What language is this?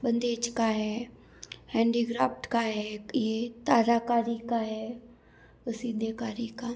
Hindi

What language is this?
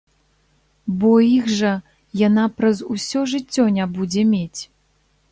Belarusian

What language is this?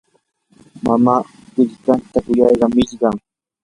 Yanahuanca Pasco Quechua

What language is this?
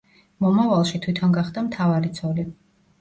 Georgian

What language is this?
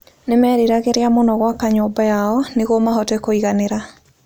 Kikuyu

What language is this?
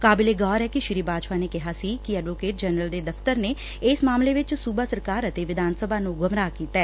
Punjabi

